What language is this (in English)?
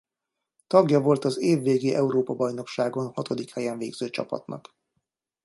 Hungarian